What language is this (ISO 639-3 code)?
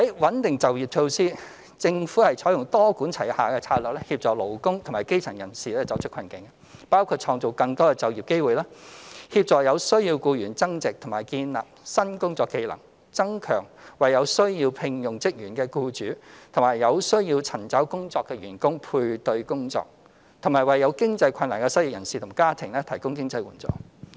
yue